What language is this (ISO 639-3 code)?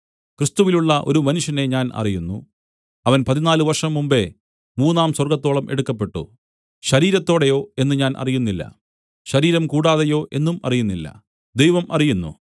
mal